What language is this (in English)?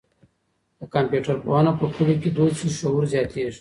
Pashto